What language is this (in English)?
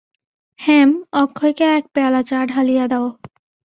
Bangla